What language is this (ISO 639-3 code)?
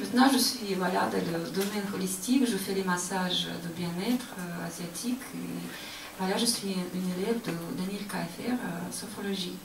fra